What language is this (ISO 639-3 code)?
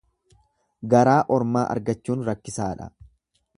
orm